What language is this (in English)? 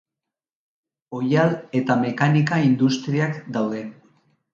Basque